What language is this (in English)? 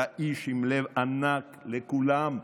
Hebrew